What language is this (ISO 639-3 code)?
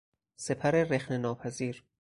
fas